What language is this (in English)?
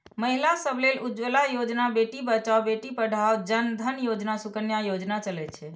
Maithili